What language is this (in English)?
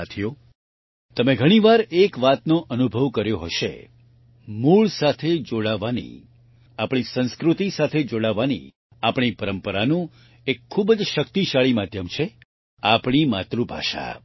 Gujarati